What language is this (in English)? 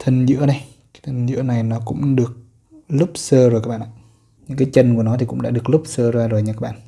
Vietnamese